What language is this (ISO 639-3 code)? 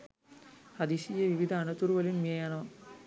sin